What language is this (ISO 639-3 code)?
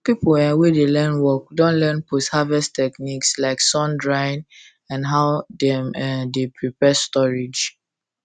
pcm